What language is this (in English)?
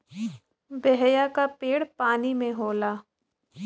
Bhojpuri